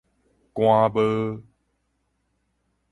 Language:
Min Nan Chinese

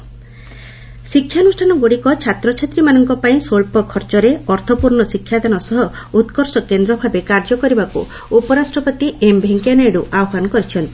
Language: Odia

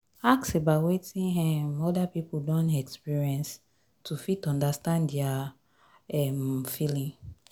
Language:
Nigerian Pidgin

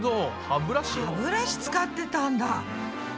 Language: Japanese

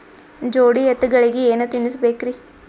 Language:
Kannada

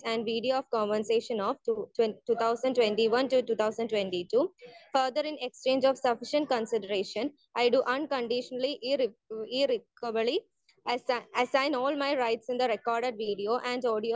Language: Malayalam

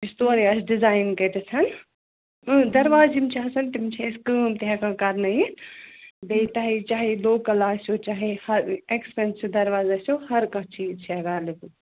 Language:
Kashmiri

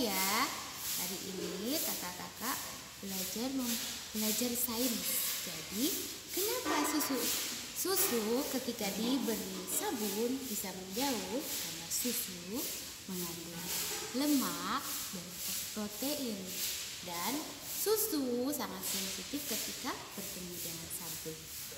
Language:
Indonesian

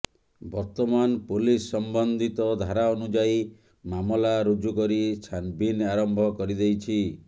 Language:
Odia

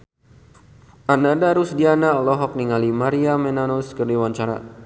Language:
Sundanese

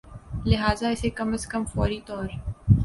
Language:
Urdu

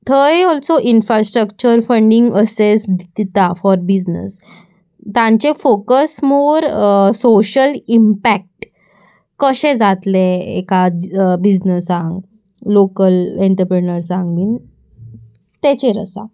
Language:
Konkani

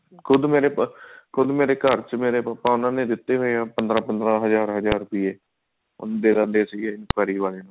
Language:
Punjabi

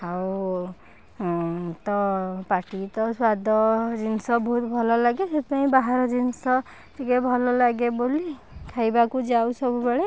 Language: Odia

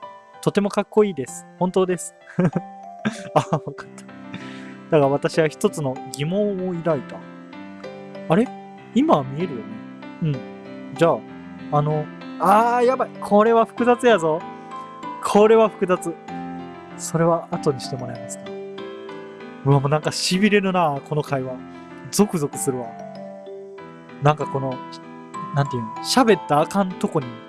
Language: Japanese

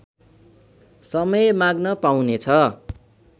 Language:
Nepali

